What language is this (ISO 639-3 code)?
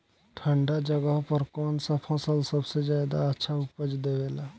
bho